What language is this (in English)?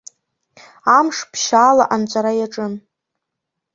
Abkhazian